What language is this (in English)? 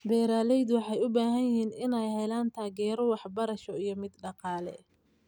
Somali